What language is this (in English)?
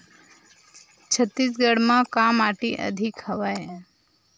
Chhattisgarhi